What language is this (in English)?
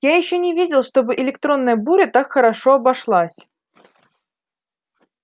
Russian